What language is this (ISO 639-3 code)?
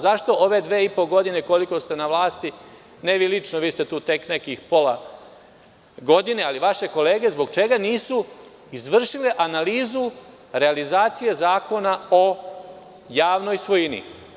srp